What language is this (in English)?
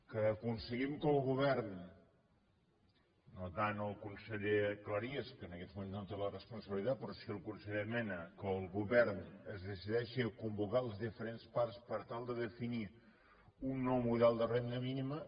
Catalan